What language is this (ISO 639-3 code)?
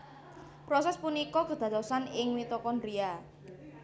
jav